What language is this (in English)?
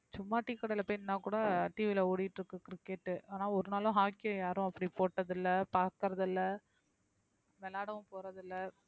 Tamil